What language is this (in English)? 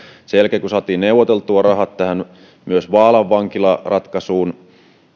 Finnish